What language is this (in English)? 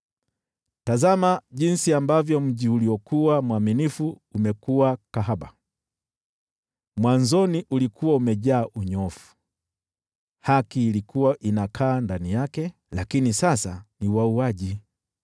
Swahili